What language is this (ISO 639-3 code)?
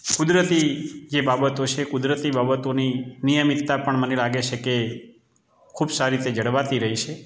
guj